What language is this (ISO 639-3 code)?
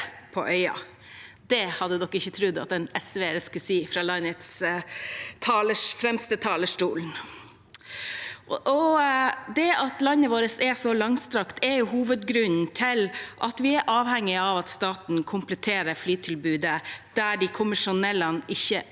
nor